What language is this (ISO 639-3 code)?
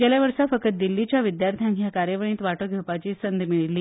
kok